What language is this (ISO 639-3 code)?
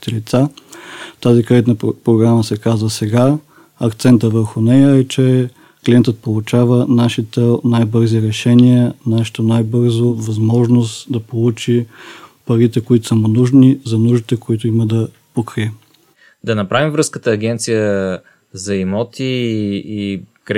bul